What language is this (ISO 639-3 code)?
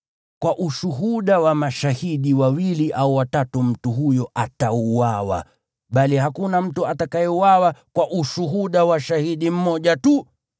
swa